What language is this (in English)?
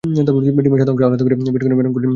Bangla